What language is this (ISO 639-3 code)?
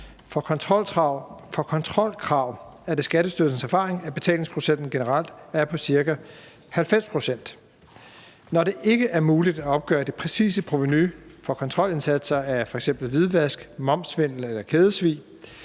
dan